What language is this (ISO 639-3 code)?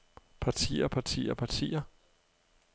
dan